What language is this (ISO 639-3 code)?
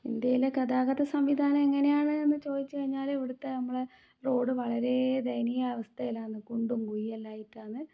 mal